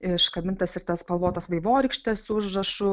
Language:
Lithuanian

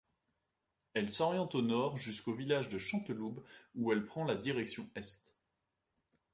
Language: French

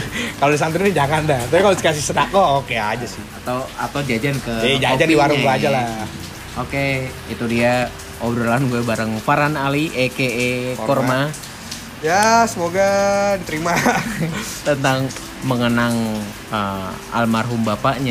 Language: Indonesian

